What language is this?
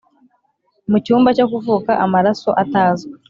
Kinyarwanda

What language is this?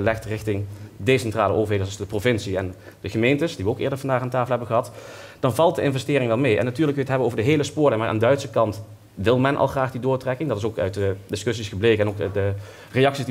Dutch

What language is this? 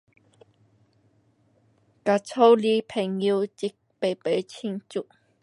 Pu-Xian Chinese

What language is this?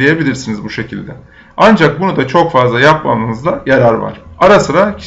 Turkish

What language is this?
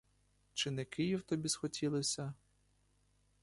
Ukrainian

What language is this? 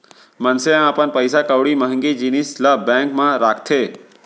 Chhattisgarhi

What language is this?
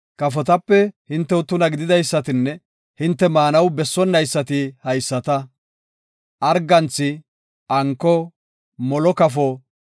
Gofa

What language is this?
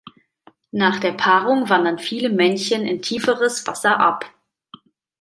German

